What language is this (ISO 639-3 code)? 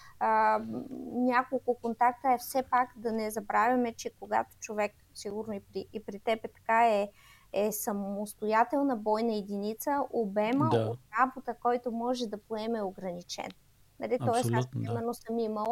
bul